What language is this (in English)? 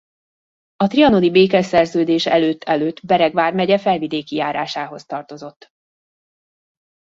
Hungarian